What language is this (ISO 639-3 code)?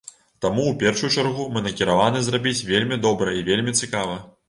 bel